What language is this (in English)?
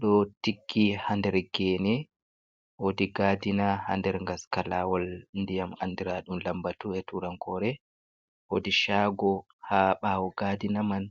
Fula